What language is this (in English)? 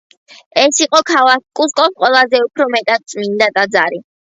Georgian